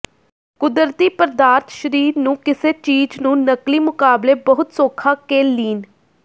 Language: Punjabi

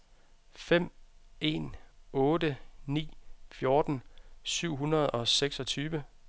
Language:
Danish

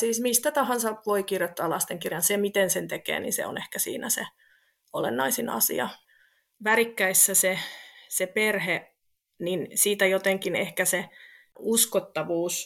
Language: Finnish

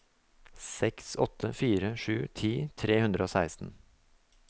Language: Norwegian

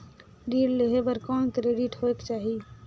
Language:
Chhattisgarhi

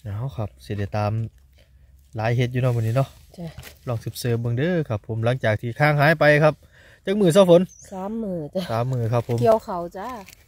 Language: Thai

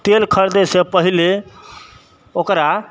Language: Maithili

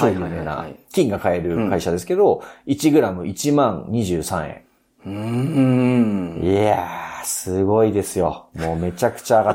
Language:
Japanese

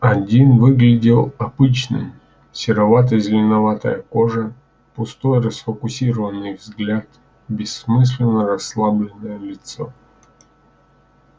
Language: Russian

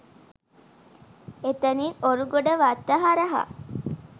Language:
Sinhala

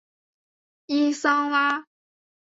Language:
Chinese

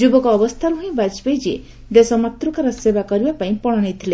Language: Odia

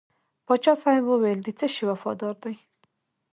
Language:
Pashto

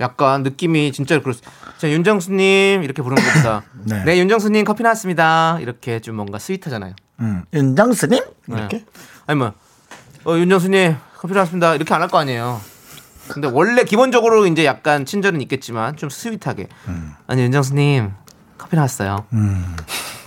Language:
Korean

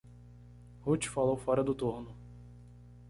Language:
Portuguese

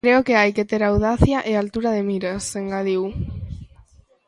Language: Galician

